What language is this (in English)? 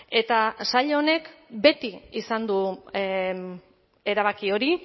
Basque